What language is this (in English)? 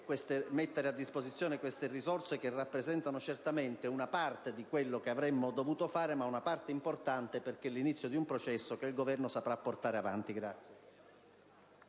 Italian